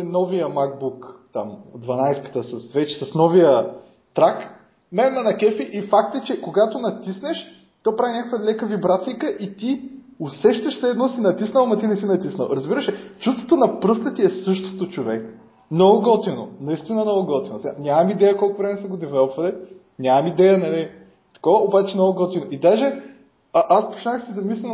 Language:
Bulgarian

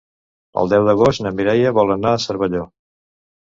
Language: Catalan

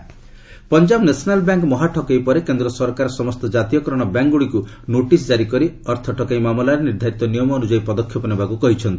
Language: Odia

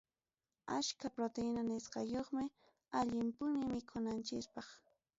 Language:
Ayacucho Quechua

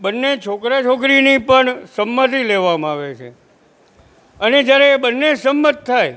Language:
Gujarati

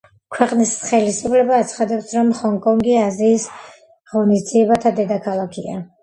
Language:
Georgian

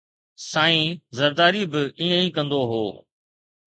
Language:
Sindhi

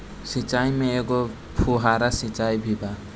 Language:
Bhojpuri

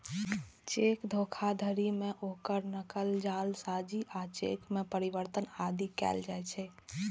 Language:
Maithili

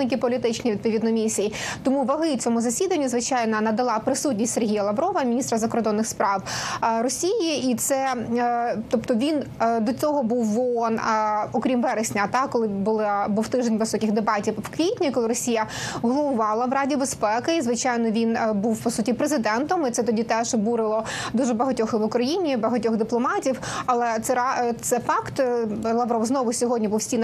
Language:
Ukrainian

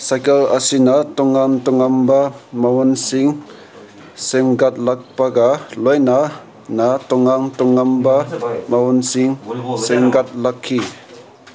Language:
Manipuri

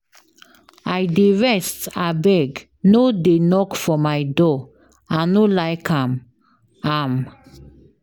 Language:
Nigerian Pidgin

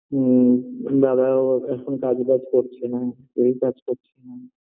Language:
Bangla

